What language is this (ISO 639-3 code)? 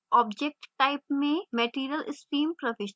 hin